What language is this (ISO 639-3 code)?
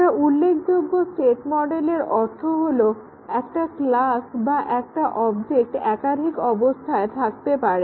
ben